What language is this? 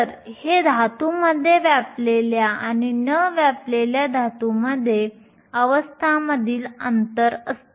Marathi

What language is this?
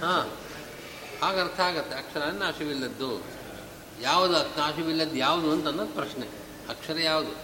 Kannada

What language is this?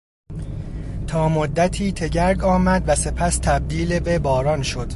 Persian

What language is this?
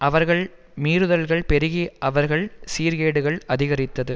Tamil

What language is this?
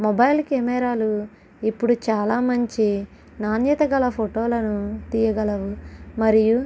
Telugu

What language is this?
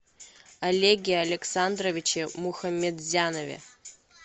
Russian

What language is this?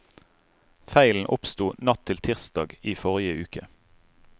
Norwegian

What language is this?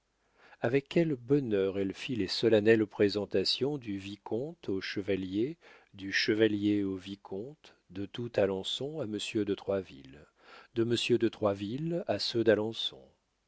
French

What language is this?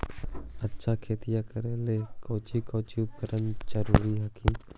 Magahi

